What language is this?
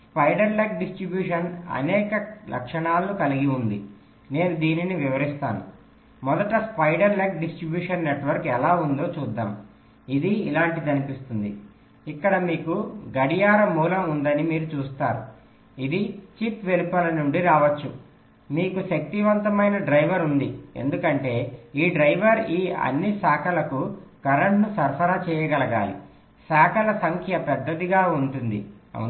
Telugu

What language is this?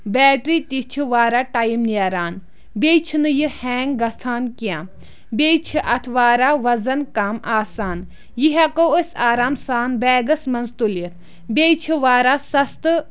Kashmiri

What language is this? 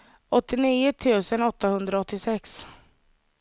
Swedish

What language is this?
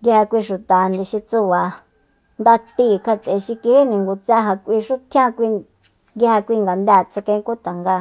Soyaltepec Mazatec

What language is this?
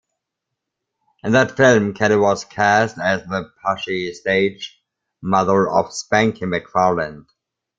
English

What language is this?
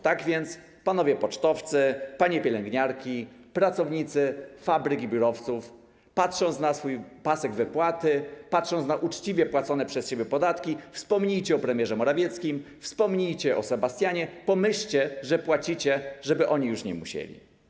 Polish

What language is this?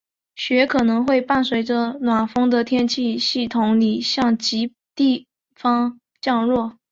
Chinese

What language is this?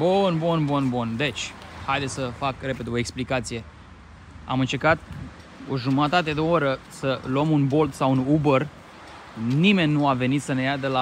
Romanian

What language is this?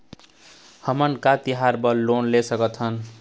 Chhattisgarhi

